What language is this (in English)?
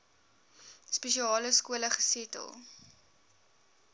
Afrikaans